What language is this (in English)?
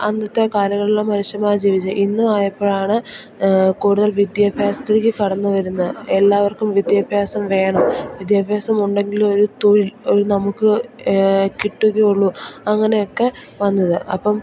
Malayalam